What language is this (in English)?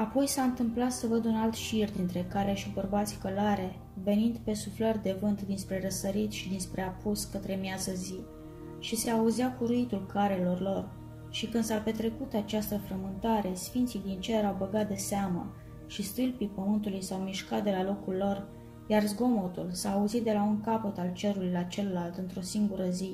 Romanian